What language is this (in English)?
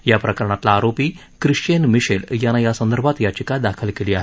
Marathi